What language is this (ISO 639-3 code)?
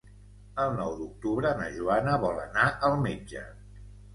cat